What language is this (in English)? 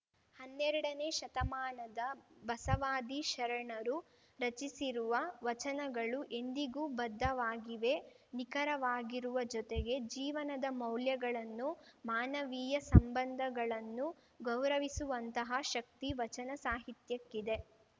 Kannada